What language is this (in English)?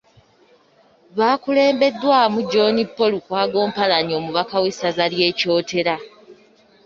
Ganda